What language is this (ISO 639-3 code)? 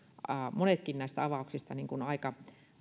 fin